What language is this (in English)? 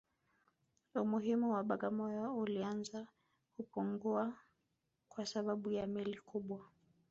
Swahili